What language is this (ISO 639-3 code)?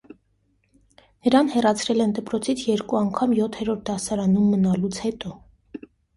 hye